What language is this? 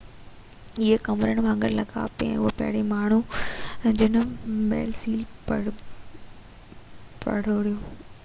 Sindhi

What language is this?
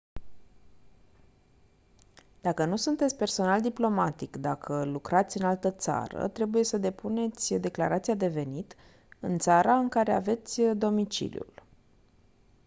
Romanian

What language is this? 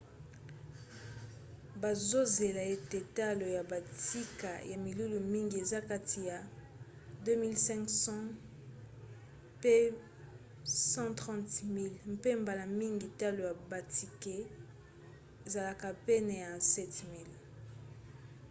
Lingala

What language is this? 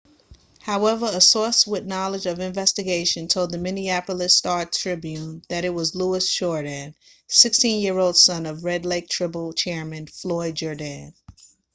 English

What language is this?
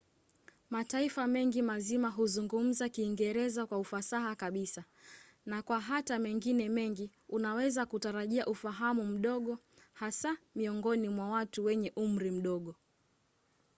Swahili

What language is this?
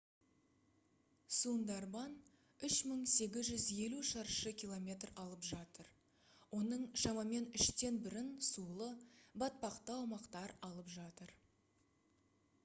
Kazakh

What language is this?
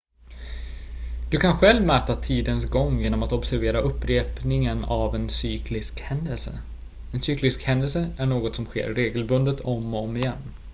Swedish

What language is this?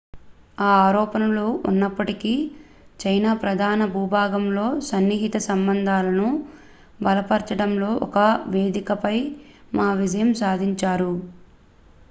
Telugu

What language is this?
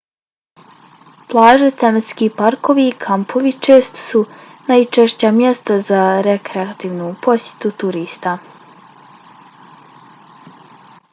Bosnian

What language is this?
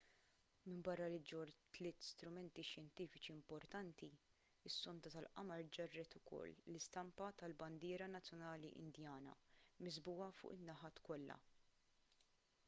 Maltese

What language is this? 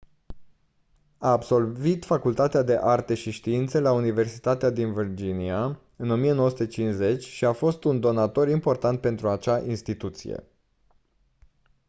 Romanian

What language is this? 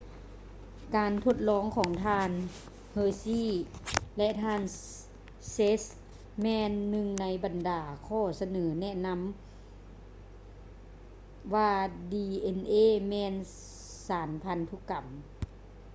Lao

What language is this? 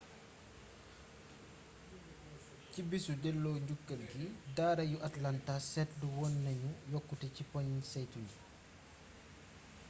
Wolof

